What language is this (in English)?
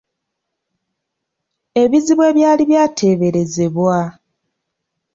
Ganda